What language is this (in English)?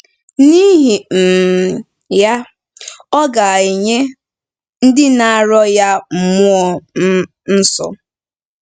Igbo